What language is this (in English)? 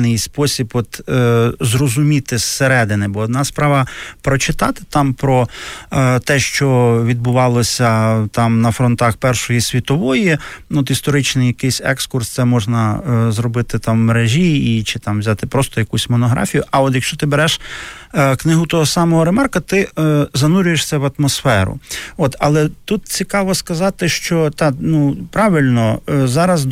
Ukrainian